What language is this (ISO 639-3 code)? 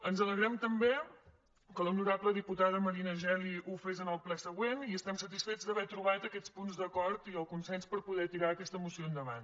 cat